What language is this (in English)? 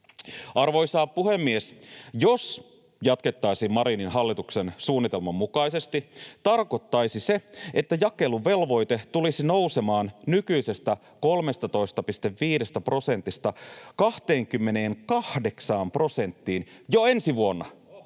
Finnish